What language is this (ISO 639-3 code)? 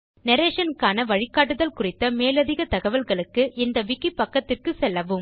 tam